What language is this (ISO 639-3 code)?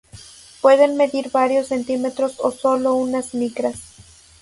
spa